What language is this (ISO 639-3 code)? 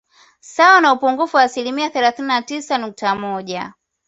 swa